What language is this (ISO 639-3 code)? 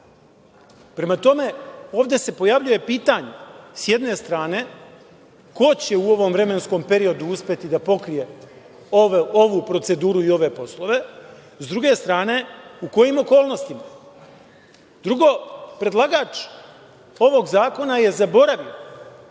srp